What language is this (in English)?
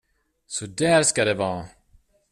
Swedish